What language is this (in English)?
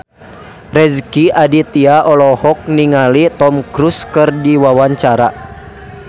Sundanese